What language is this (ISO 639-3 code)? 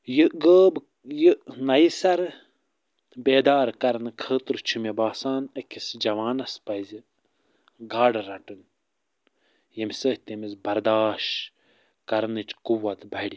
kas